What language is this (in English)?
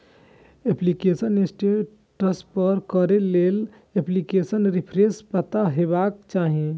Maithili